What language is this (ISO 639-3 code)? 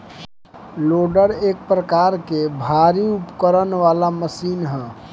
bho